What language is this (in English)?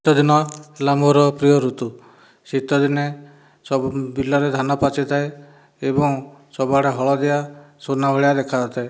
Odia